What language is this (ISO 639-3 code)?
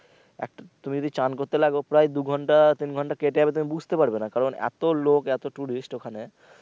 ben